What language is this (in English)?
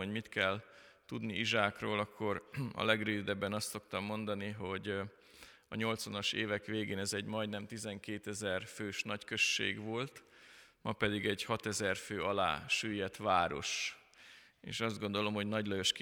Hungarian